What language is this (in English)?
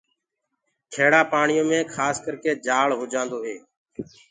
Gurgula